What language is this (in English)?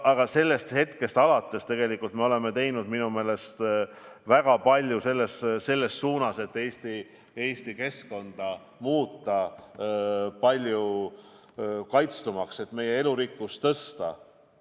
Estonian